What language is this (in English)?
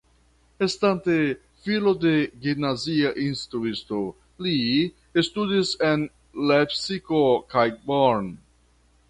Esperanto